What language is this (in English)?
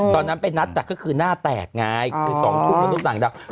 Thai